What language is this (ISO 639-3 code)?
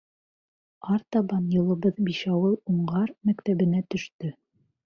bak